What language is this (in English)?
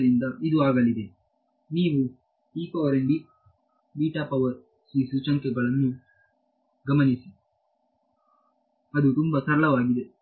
Kannada